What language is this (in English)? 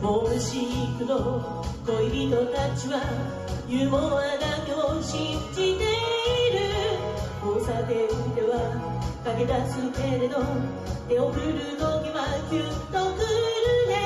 Romanian